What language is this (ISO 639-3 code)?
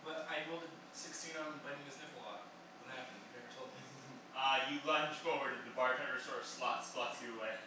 eng